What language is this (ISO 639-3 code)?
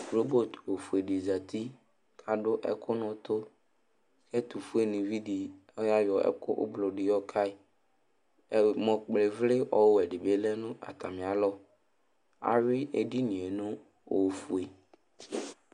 kpo